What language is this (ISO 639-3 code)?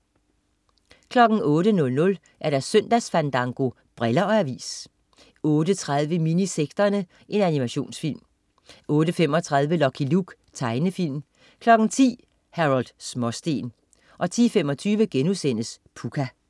dan